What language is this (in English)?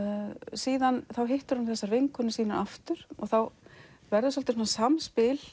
Icelandic